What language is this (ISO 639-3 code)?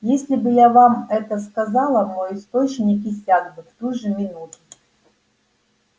rus